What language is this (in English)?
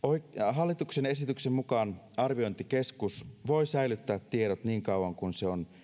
Finnish